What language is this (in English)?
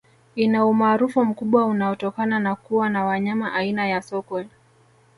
Swahili